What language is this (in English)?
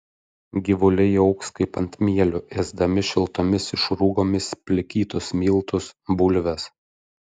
Lithuanian